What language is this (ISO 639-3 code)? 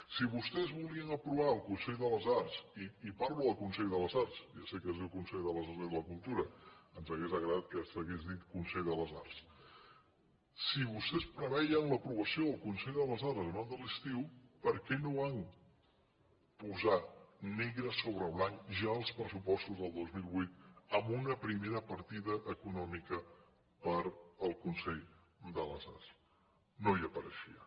cat